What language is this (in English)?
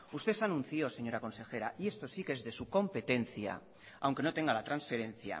Spanish